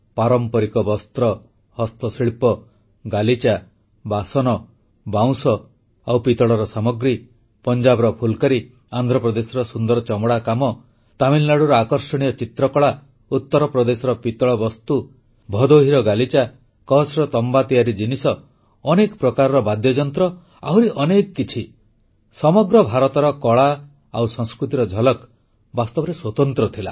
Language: Odia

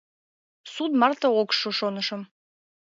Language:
Mari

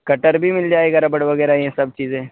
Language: Urdu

